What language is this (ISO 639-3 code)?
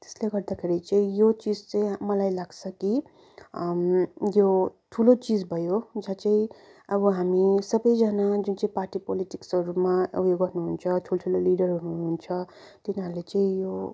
nep